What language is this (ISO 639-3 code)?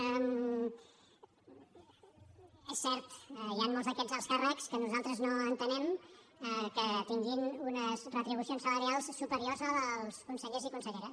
cat